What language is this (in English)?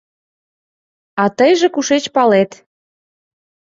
Mari